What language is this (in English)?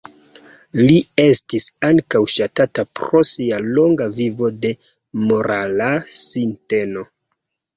Esperanto